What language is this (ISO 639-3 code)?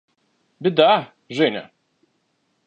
rus